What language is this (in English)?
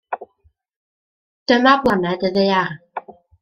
Welsh